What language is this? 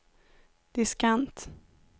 Swedish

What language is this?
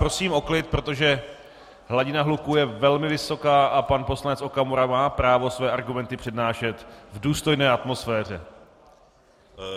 Czech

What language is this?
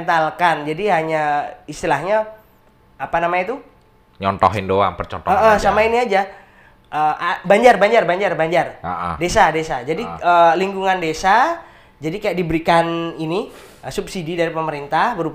Indonesian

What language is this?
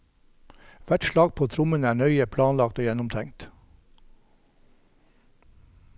Norwegian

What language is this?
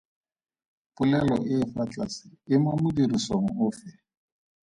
Tswana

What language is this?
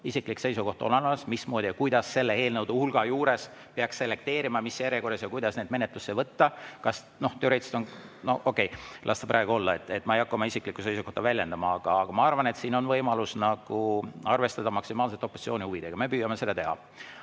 Estonian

